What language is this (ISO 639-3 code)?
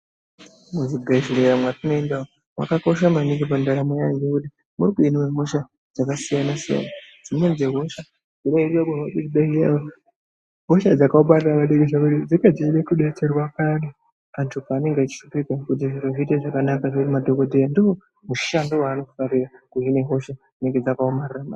ndc